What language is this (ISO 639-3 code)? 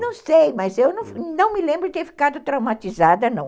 por